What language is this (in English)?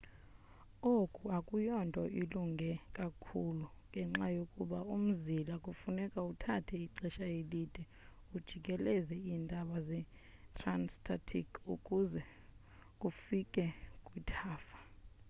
Xhosa